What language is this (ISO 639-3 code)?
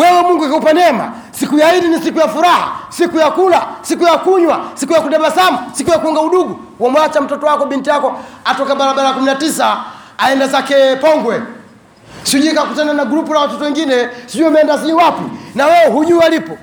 swa